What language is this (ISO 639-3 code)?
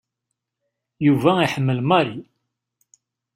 kab